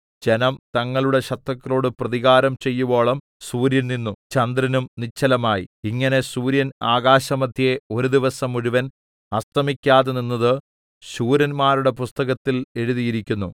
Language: Malayalam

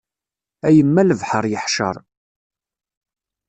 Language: Kabyle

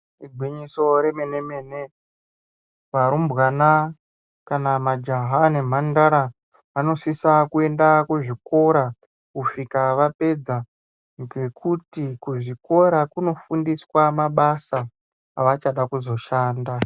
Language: Ndau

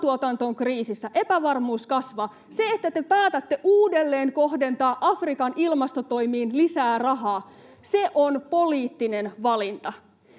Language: Finnish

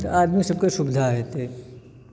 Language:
Maithili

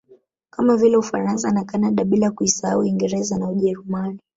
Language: Swahili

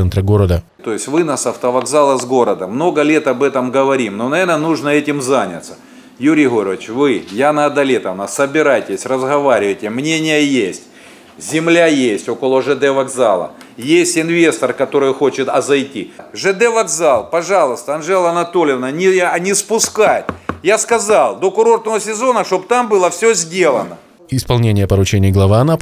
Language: Russian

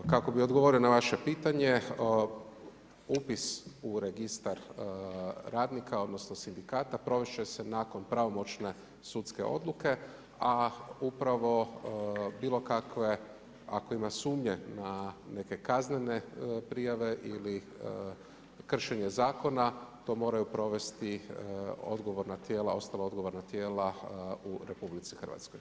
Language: Croatian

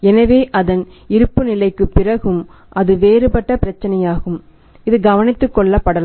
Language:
Tamil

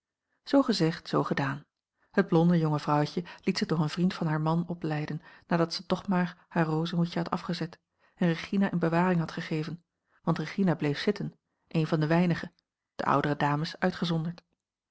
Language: Dutch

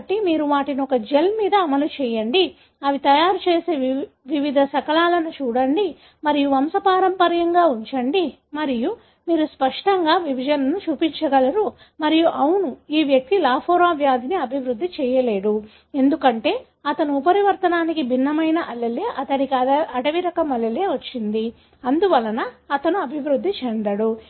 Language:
Telugu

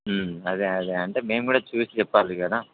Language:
Telugu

